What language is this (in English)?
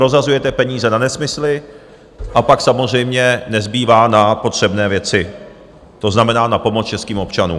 Czech